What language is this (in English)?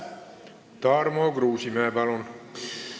Estonian